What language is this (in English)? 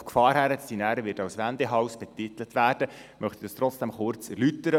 Swiss German